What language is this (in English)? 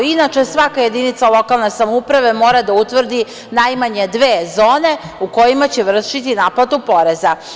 Serbian